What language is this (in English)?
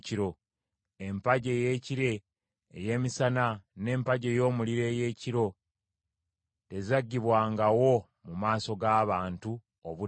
Ganda